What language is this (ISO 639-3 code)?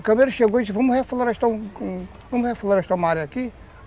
por